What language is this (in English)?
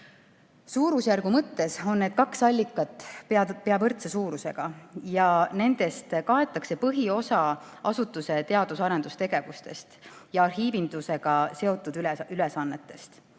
Estonian